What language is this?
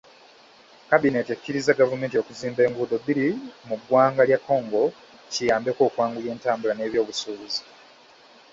Ganda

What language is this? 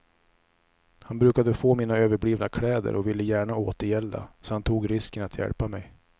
Swedish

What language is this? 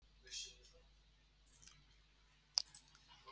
Icelandic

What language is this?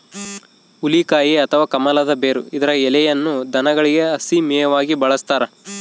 Kannada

